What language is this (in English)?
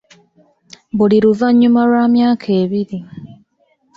Ganda